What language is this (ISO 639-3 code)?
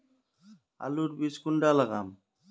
mag